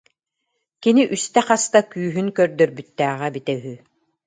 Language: Yakut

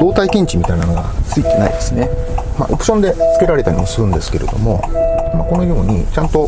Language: Japanese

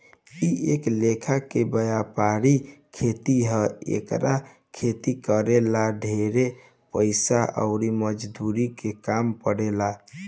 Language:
Bhojpuri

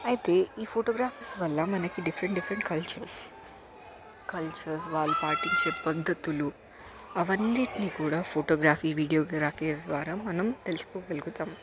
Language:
Telugu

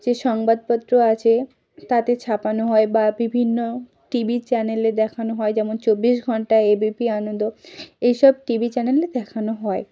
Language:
Bangla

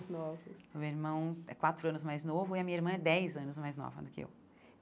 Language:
Portuguese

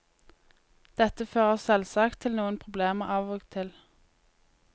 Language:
Norwegian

